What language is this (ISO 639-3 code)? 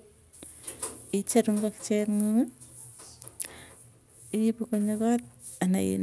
tuy